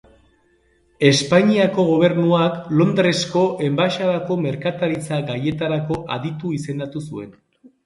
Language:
Basque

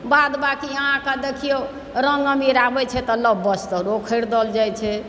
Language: Maithili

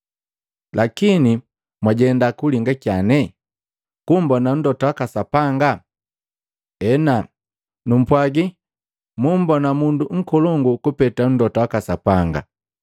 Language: Matengo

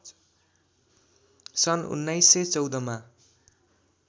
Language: Nepali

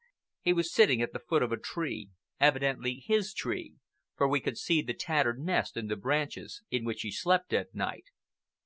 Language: English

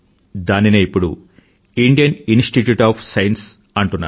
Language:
Telugu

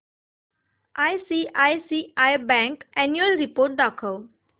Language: Marathi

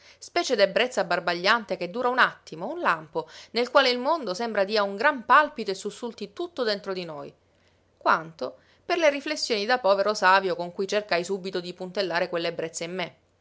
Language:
Italian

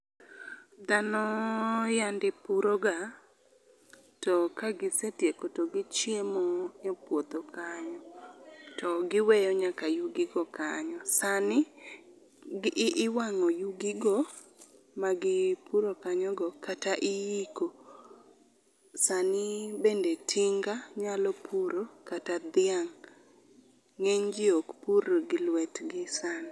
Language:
Luo (Kenya and Tanzania)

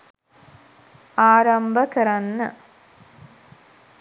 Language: Sinhala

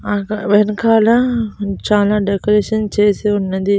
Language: Telugu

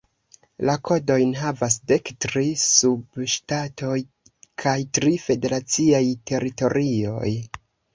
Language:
Esperanto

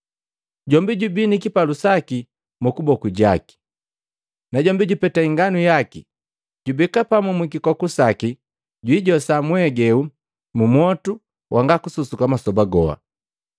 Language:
Matengo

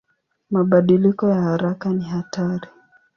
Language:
Swahili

